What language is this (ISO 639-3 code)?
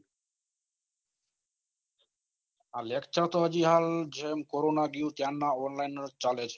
guj